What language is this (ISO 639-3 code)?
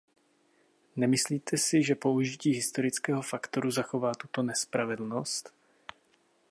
ces